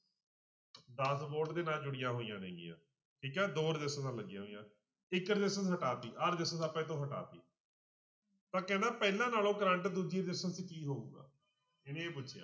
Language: Punjabi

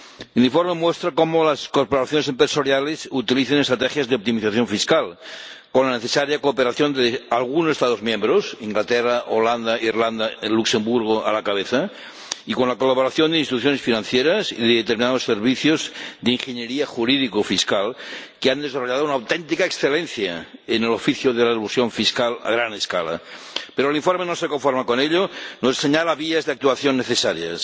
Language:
Spanish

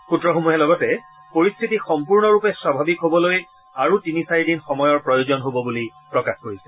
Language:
Assamese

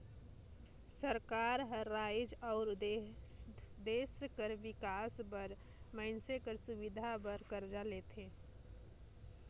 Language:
Chhattisgarhi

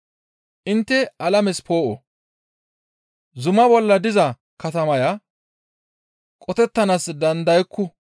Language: Gamo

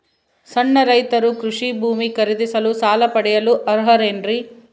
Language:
Kannada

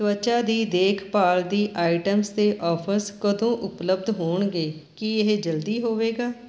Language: Punjabi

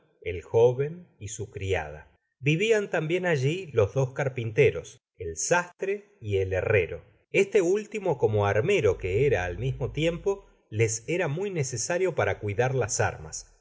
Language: Spanish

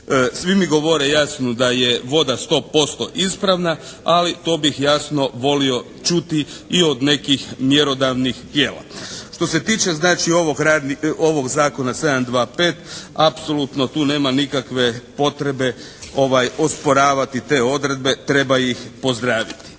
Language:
Croatian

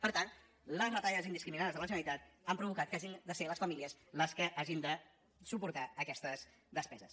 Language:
Catalan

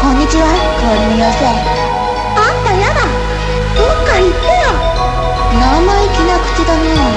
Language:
Japanese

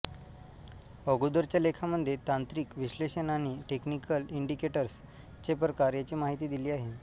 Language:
Marathi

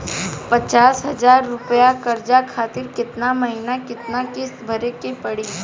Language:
Bhojpuri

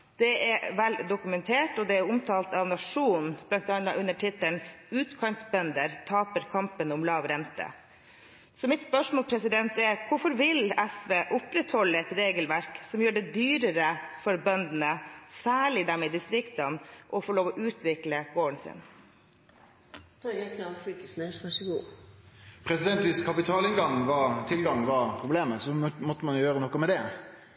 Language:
Norwegian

